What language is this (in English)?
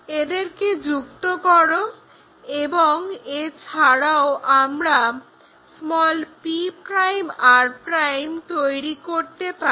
Bangla